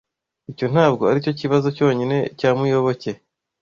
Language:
Kinyarwanda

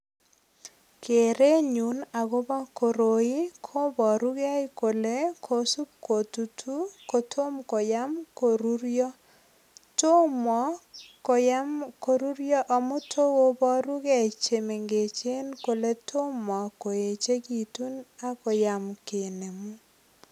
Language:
Kalenjin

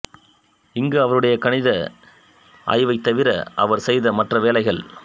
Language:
Tamil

